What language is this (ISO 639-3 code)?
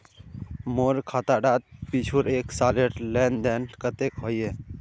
mag